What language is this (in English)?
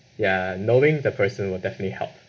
English